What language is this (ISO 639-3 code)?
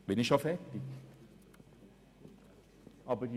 gsw